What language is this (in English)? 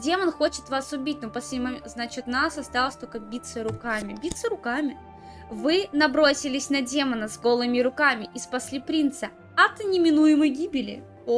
Russian